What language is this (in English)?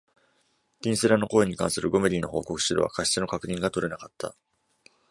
Japanese